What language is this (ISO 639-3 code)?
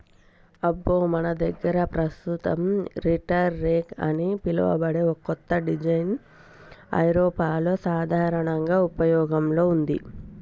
tel